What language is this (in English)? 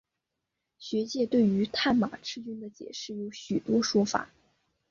Chinese